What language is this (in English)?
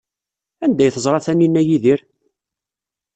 Kabyle